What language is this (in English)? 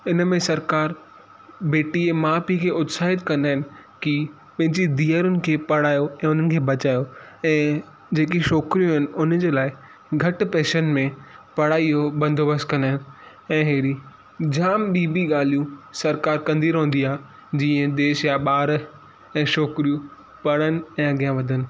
Sindhi